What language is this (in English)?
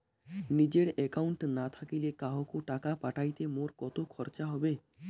Bangla